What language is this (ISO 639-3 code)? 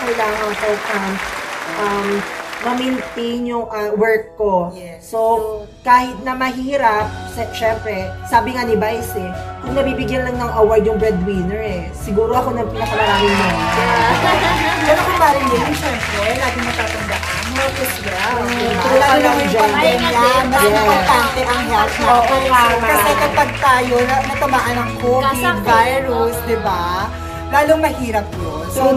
fil